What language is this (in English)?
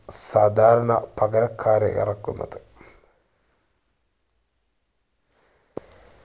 Malayalam